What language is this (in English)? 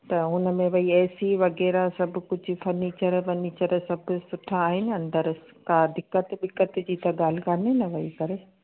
Sindhi